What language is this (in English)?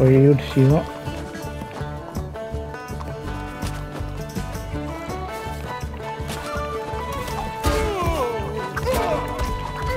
French